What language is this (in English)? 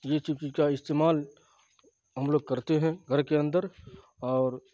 Urdu